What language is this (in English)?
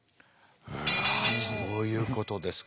Japanese